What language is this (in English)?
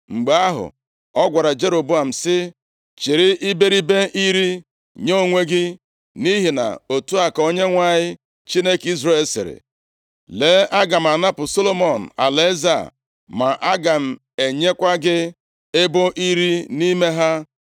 Igbo